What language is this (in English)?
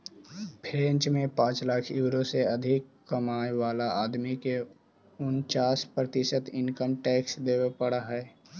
Magahi